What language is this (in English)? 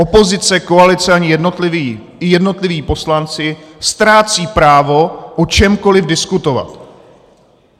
Czech